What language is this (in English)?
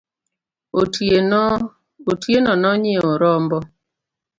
Luo (Kenya and Tanzania)